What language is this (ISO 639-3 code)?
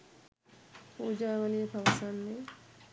sin